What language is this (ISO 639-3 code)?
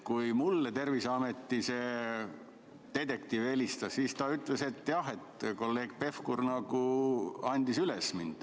est